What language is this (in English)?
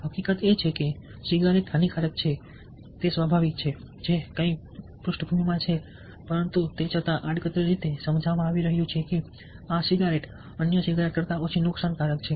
Gujarati